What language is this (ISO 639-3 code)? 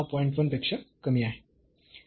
mar